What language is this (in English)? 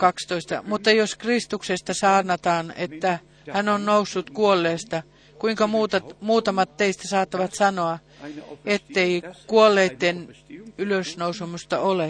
Finnish